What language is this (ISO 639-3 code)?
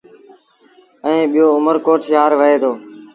sbn